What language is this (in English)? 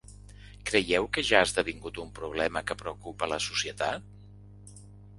Catalan